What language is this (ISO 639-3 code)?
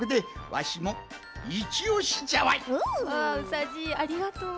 jpn